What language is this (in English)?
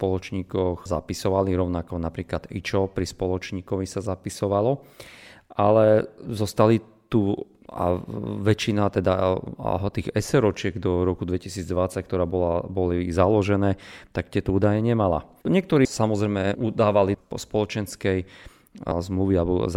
Slovak